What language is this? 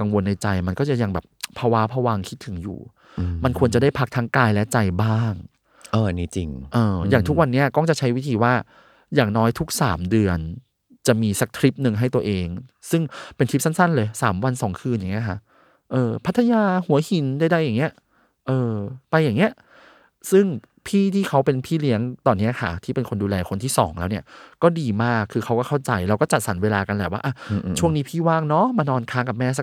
Thai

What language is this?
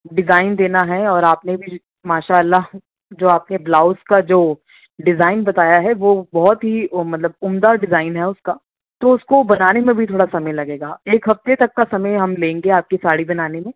Urdu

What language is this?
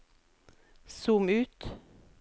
Norwegian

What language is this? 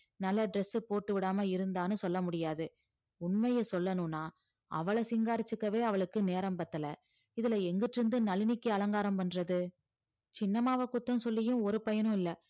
Tamil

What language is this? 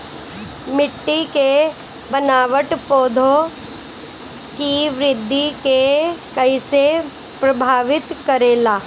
Bhojpuri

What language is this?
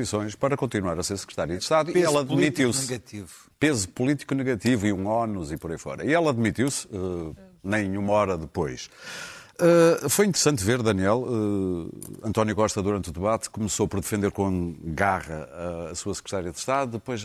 Portuguese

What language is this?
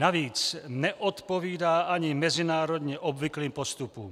Czech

